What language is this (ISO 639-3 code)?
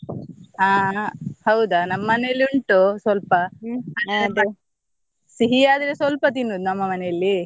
kan